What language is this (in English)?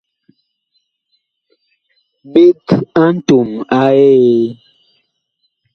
Bakoko